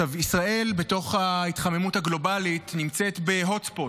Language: Hebrew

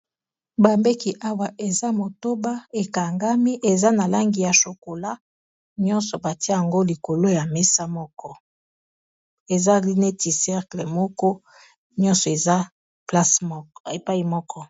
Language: Lingala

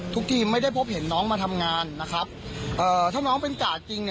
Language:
Thai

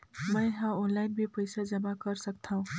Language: Chhattisgarhi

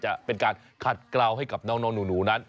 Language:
Thai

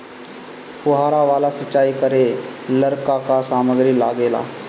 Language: Bhojpuri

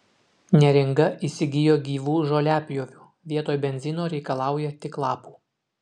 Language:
Lithuanian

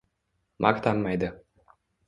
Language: Uzbek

